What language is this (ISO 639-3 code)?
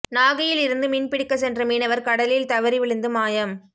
tam